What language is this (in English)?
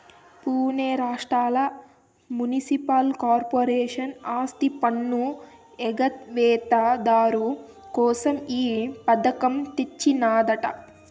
Telugu